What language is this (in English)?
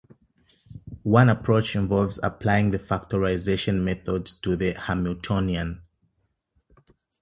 English